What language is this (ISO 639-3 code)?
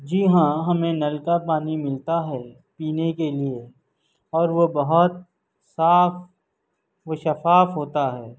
urd